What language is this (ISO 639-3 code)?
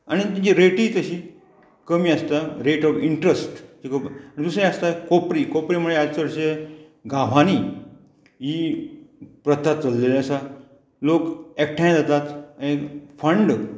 kok